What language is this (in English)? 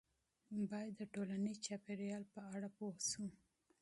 Pashto